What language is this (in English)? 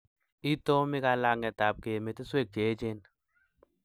Kalenjin